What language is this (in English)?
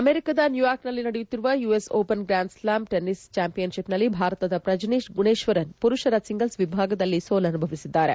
Kannada